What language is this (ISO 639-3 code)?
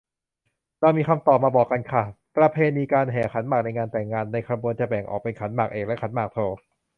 tha